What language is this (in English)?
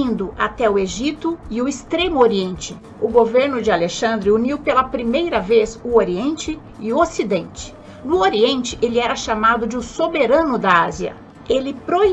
Portuguese